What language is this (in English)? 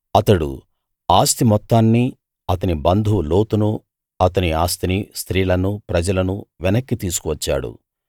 Telugu